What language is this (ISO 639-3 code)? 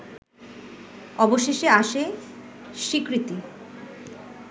ben